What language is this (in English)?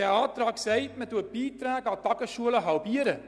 Swiss German